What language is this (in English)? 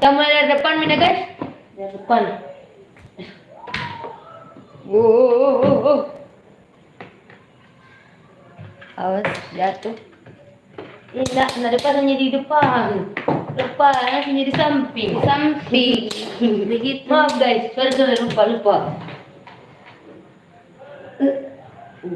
Indonesian